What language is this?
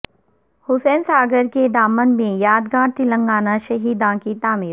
Urdu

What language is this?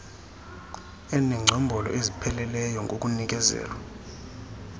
Xhosa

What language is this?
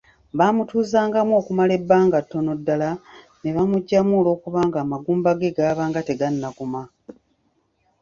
Ganda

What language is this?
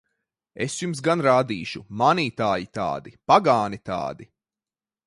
Latvian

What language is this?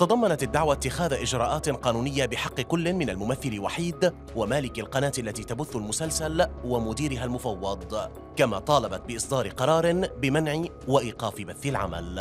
Arabic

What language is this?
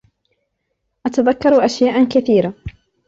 Arabic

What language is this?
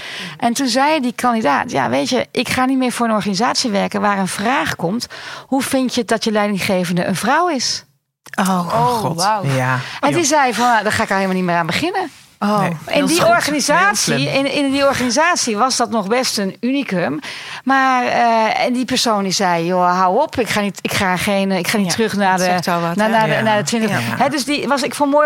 Dutch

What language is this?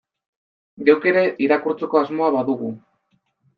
Basque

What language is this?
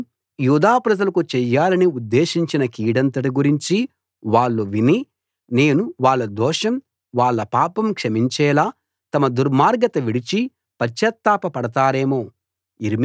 Telugu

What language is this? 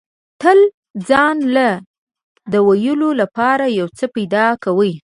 Pashto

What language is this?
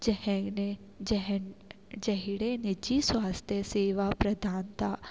Sindhi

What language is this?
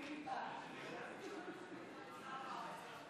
Hebrew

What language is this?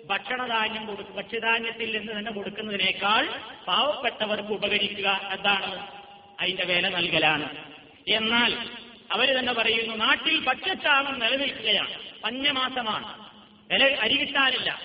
Malayalam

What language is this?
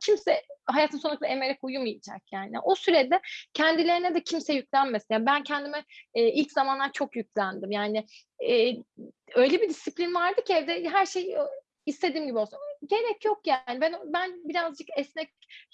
Turkish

